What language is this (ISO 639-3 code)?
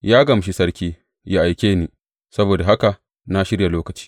hau